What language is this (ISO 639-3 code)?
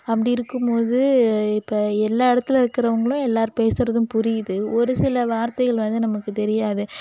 tam